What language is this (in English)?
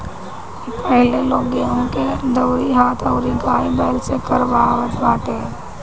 Bhojpuri